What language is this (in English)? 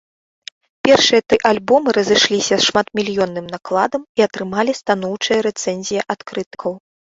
Belarusian